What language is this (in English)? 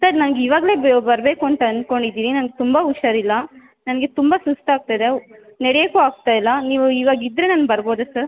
Kannada